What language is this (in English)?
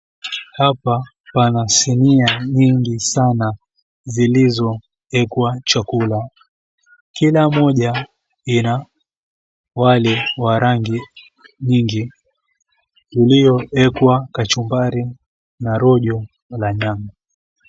Swahili